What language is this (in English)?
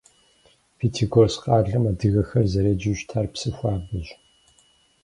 Kabardian